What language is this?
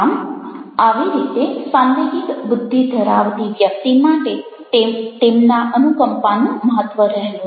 Gujarati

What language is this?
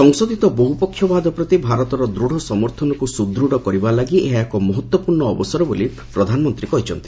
Odia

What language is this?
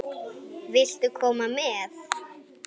Icelandic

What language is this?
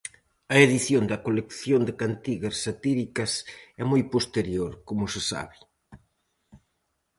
Galician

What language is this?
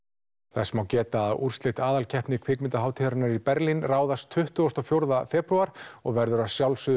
Icelandic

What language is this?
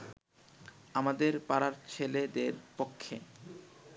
Bangla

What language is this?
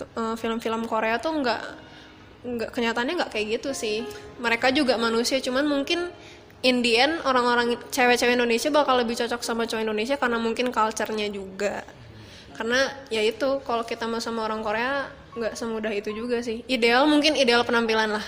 Indonesian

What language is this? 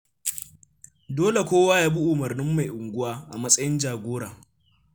Hausa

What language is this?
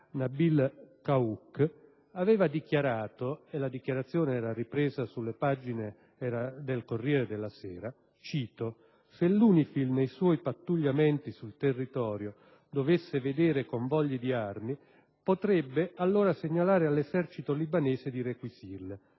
Italian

